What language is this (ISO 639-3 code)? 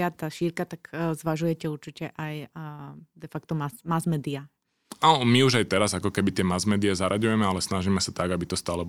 slk